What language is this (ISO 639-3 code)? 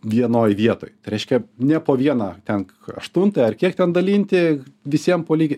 lit